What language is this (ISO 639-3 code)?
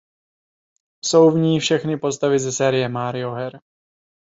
ces